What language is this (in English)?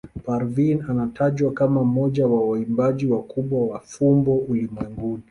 Swahili